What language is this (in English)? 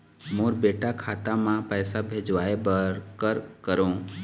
Chhattisgarhi